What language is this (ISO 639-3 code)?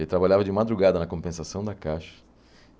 por